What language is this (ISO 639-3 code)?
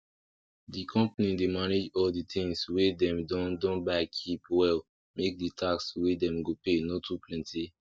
pcm